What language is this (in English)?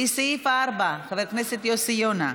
Hebrew